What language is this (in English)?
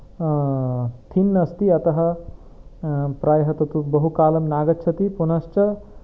Sanskrit